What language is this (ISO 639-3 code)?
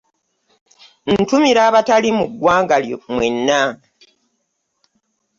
lug